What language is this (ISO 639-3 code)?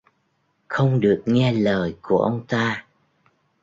vie